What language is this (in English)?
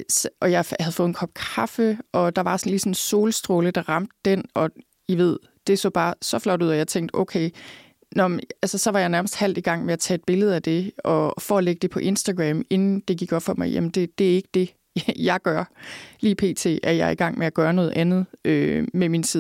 Danish